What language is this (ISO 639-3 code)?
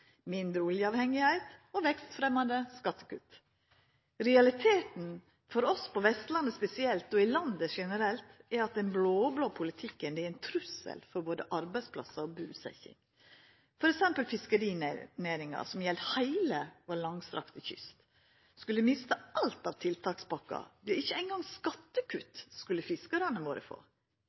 nno